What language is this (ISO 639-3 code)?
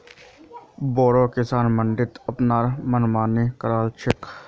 mag